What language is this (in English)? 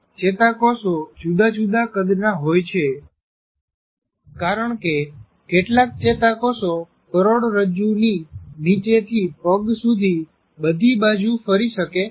Gujarati